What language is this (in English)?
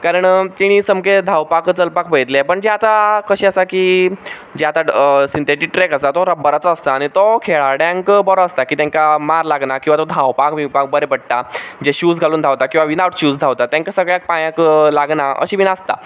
Konkani